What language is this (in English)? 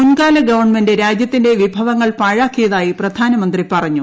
Malayalam